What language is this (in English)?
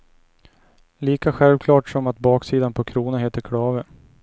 Swedish